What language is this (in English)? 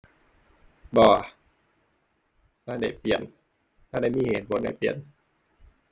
Thai